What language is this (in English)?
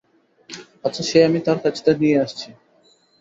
Bangla